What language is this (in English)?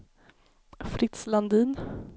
Swedish